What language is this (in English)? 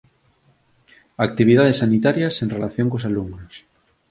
Galician